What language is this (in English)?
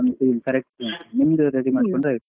Kannada